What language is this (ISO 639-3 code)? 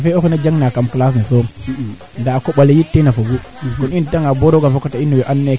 srr